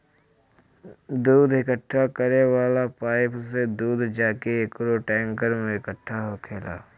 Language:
Bhojpuri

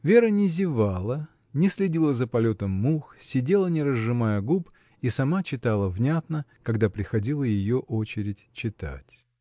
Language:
Russian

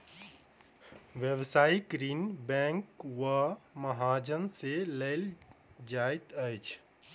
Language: Maithili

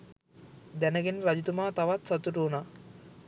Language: Sinhala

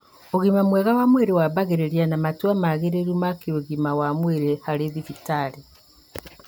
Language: Kikuyu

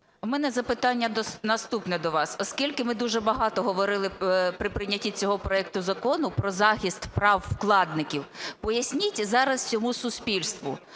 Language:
Ukrainian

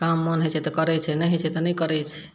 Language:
Maithili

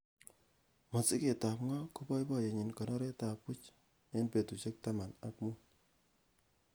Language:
Kalenjin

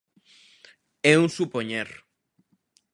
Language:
Galician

